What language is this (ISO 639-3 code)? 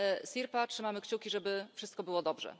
pol